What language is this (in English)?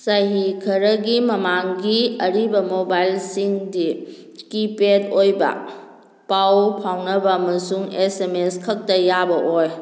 Manipuri